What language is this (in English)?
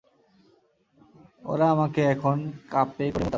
Bangla